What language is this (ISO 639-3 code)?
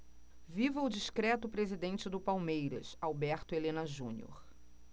por